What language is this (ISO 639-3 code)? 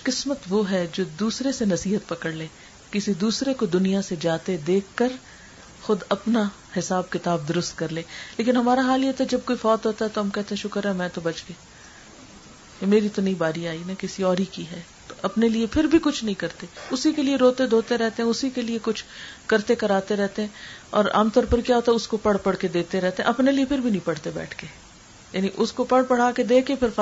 urd